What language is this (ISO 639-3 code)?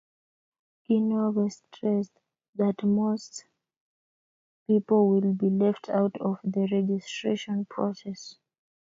kln